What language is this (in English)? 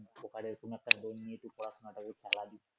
Bangla